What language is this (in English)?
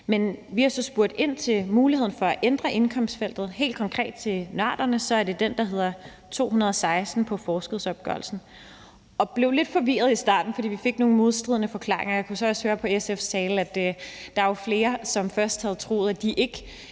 Danish